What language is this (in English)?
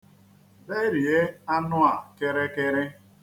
Igbo